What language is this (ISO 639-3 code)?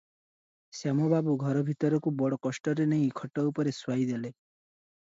ori